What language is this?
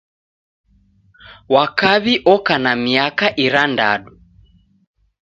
Taita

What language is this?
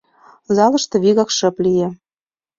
Mari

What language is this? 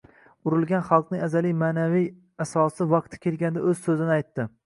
Uzbek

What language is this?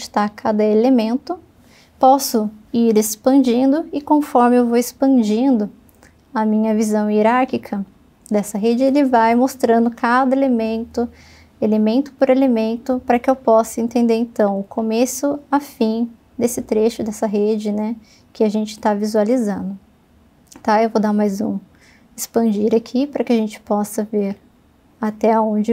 Portuguese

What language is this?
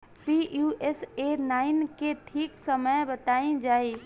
Bhojpuri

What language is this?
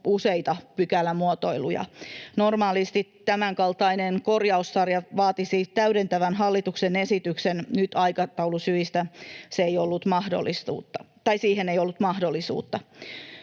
Finnish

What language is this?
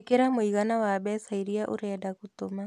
Kikuyu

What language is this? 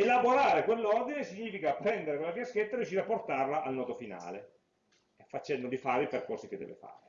Italian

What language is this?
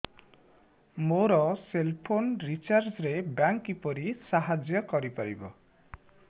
Odia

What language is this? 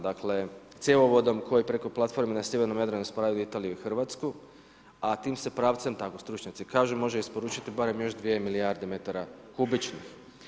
Croatian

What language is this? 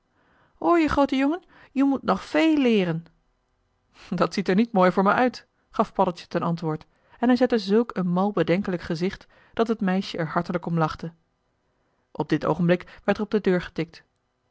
Dutch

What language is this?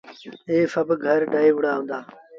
Sindhi Bhil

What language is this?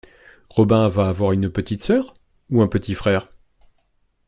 French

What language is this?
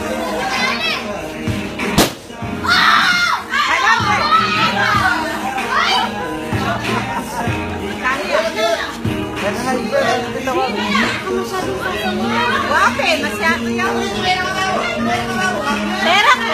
Arabic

